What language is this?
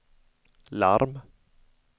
Swedish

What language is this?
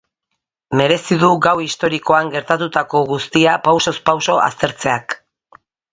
Basque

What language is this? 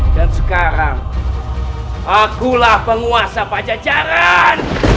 Indonesian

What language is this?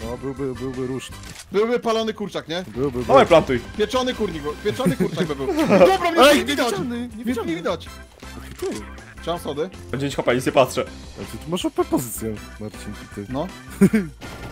Polish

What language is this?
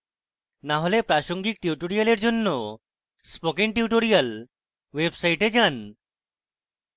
Bangla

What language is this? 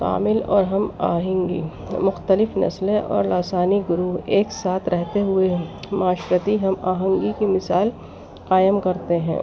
Urdu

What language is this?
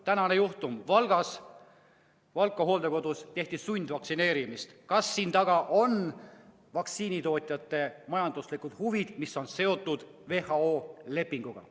Estonian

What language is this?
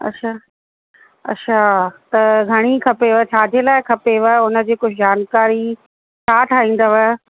Sindhi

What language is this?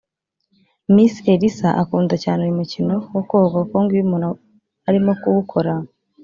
Kinyarwanda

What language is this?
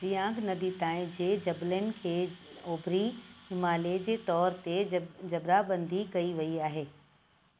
Sindhi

